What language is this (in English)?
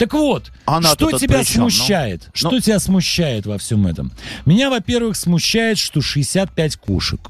Russian